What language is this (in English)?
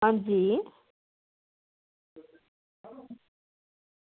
Dogri